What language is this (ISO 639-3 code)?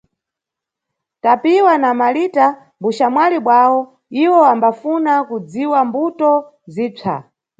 nyu